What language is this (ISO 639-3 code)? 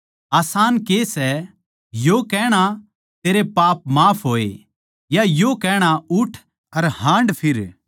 bgc